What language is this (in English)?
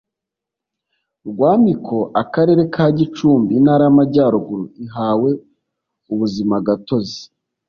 Kinyarwanda